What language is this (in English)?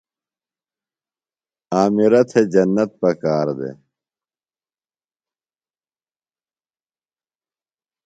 Phalura